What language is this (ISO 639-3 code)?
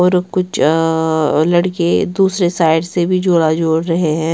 hin